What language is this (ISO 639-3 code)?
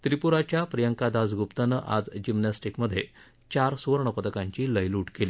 mar